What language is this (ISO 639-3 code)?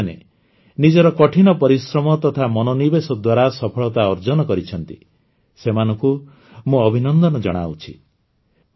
ori